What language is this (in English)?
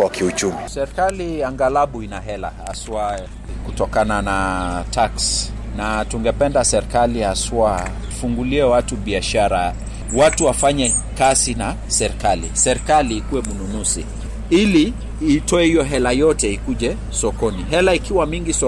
Swahili